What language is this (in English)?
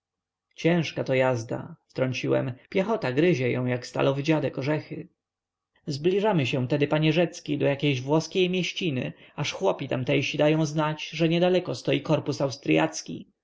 Polish